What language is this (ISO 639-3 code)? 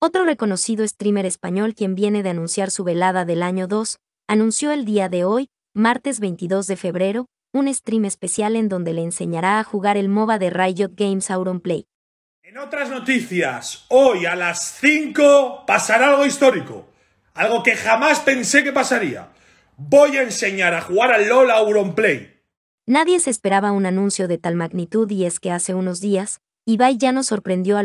spa